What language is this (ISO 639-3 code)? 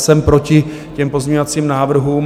ces